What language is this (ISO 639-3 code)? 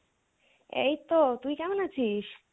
ben